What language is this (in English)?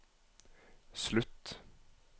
Norwegian